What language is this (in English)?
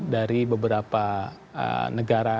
Indonesian